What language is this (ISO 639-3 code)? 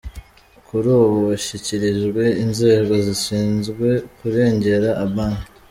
kin